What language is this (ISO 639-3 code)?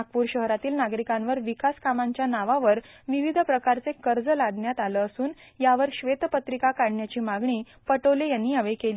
mar